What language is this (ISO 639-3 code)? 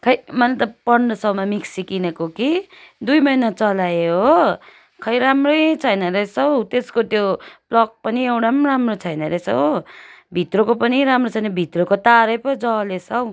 nep